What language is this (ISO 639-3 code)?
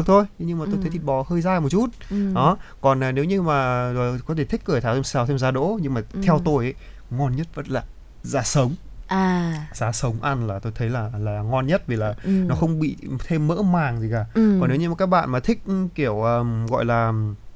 vie